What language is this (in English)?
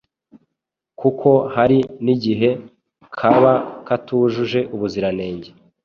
Kinyarwanda